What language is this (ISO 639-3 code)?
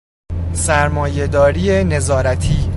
fas